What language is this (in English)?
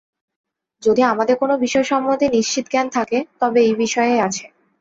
Bangla